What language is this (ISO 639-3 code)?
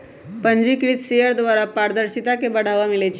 mag